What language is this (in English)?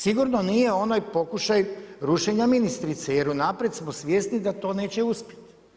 Croatian